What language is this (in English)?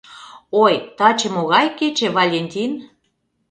Mari